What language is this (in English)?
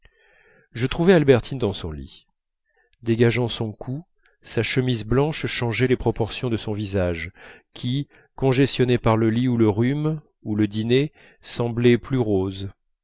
French